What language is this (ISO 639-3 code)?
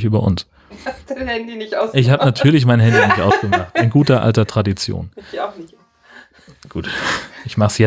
deu